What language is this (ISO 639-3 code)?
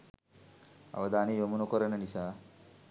sin